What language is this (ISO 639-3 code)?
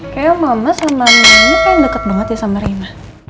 ind